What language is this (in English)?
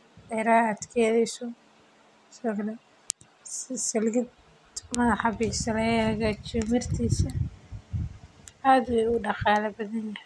Somali